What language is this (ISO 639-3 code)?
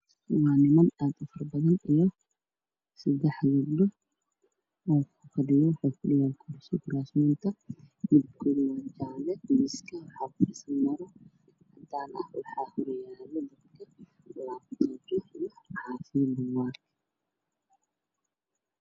som